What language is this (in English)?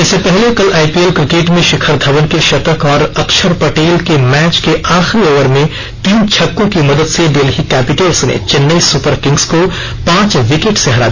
Hindi